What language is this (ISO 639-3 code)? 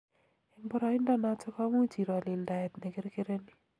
kln